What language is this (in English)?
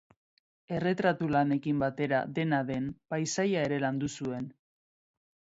Basque